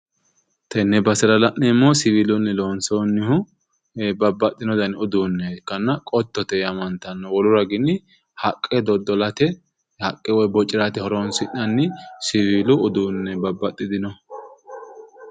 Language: Sidamo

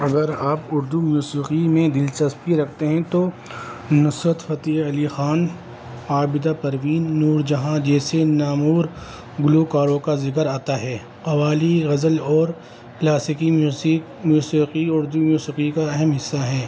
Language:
Urdu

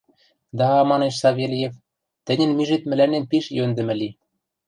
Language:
Western Mari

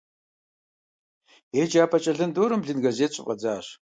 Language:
Kabardian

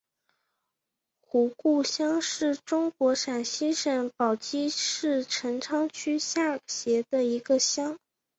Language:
Chinese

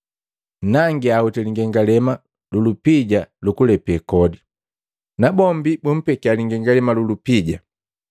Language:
Matengo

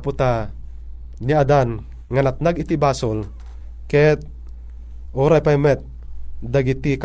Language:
Filipino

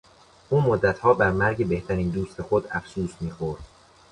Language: Persian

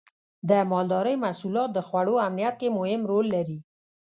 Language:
Pashto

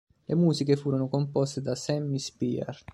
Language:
Italian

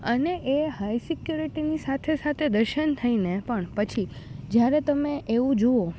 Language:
Gujarati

